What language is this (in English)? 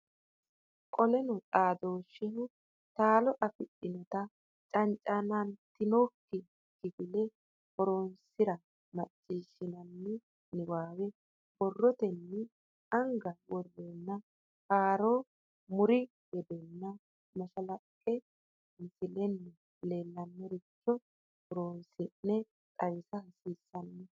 Sidamo